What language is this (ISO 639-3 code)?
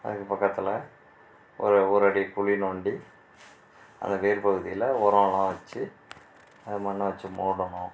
tam